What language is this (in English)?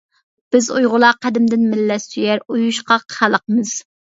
Uyghur